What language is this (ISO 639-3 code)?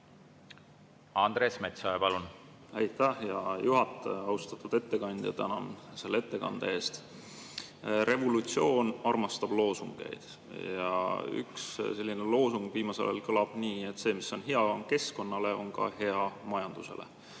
est